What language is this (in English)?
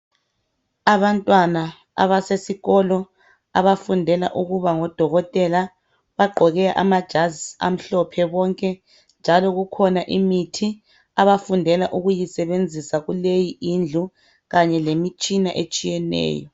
North Ndebele